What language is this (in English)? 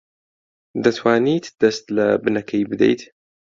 Central Kurdish